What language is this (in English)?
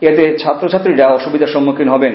Bangla